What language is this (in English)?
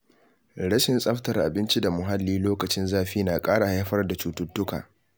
Hausa